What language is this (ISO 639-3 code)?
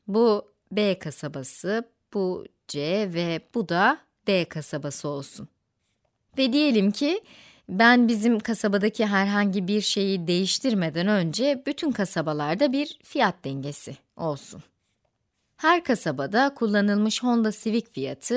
tur